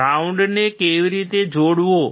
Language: Gujarati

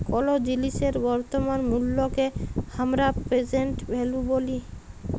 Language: Bangla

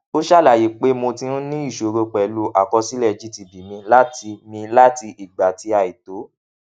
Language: Yoruba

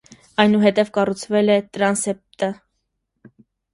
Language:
Armenian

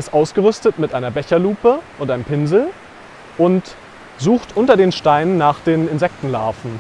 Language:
German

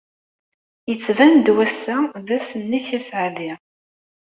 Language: Kabyle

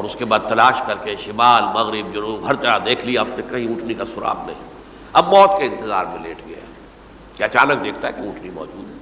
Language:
Urdu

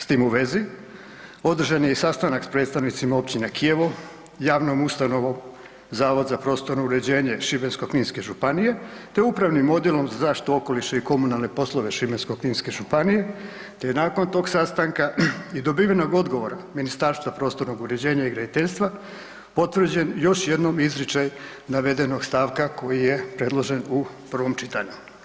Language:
Croatian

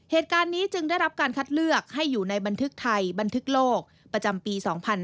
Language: Thai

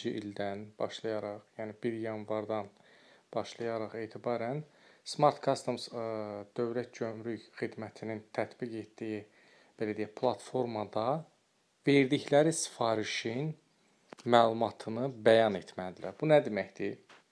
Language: Turkish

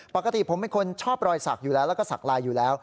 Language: Thai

